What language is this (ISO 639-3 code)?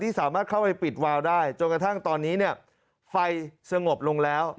tha